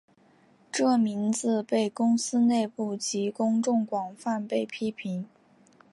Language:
Chinese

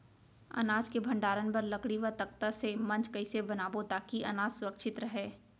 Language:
Chhattisgarhi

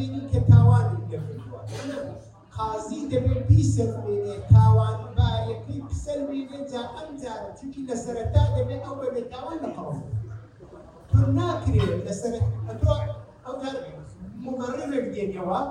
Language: Arabic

